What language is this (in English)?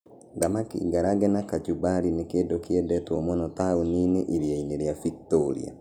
Kikuyu